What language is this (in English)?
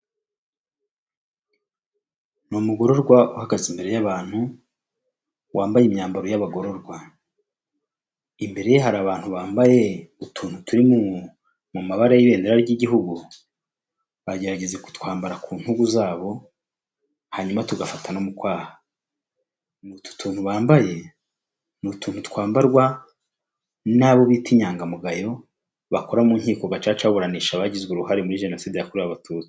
Kinyarwanda